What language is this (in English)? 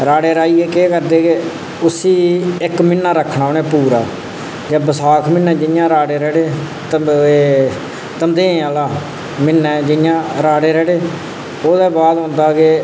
Dogri